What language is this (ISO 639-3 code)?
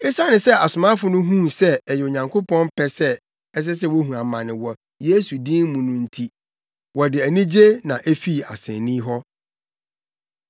aka